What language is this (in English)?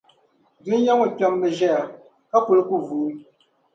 Dagbani